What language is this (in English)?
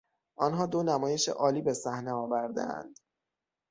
Persian